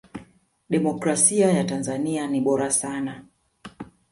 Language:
Swahili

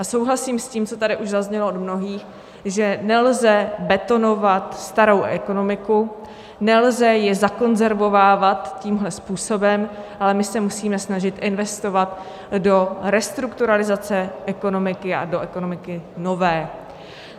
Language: Czech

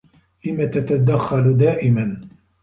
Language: Arabic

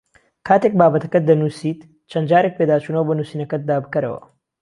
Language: Central Kurdish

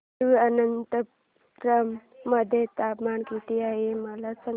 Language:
Marathi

